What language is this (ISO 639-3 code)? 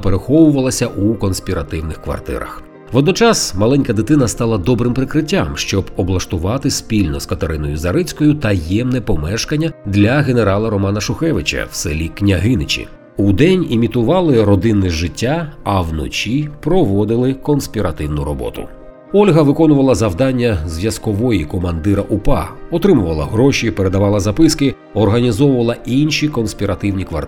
ukr